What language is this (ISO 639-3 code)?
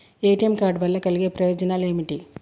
tel